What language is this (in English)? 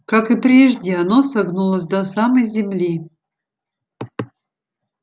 Russian